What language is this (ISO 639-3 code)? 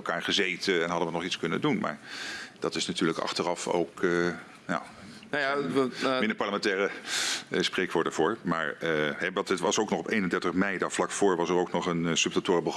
nld